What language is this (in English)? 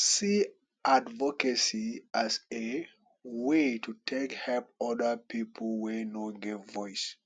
Nigerian Pidgin